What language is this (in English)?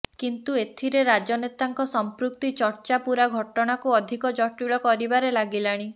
Odia